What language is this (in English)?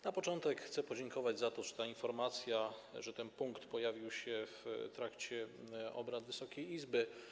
Polish